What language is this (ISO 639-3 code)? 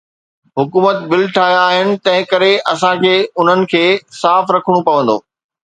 snd